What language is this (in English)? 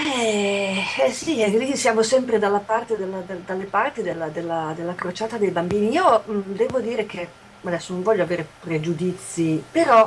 Italian